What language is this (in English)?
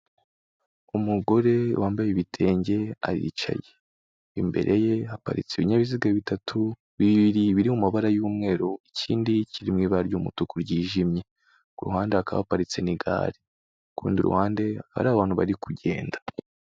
Kinyarwanda